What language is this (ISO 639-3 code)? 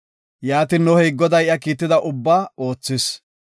gof